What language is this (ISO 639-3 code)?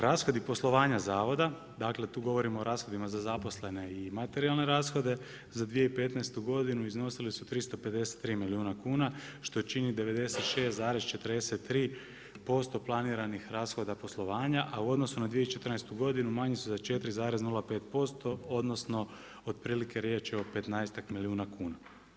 hrv